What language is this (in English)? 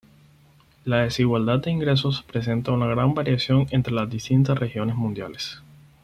Spanish